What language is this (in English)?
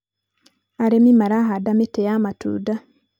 Kikuyu